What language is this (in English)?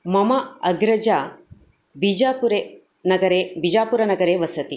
Sanskrit